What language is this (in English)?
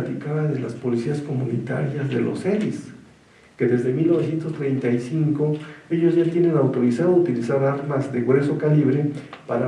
Spanish